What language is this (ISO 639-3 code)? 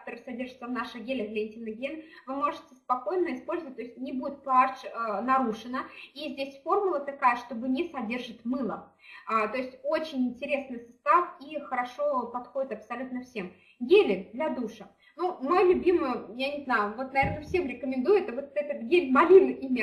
rus